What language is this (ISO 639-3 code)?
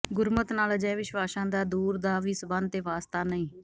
pan